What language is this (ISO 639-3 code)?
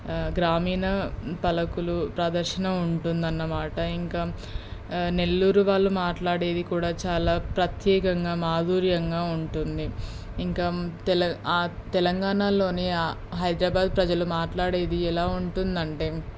tel